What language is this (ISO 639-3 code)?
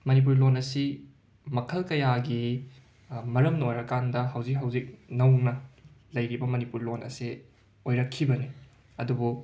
mni